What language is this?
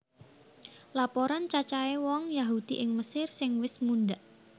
Javanese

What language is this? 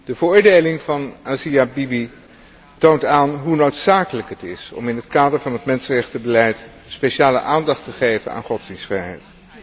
Dutch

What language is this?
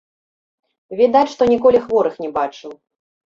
Belarusian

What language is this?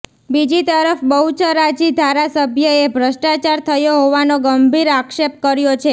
Gujarati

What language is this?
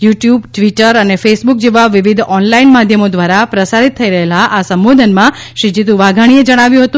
Gujarati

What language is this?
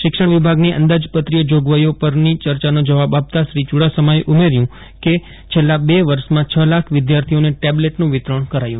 Gujarati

